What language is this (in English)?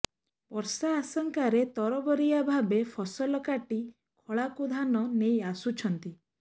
Odia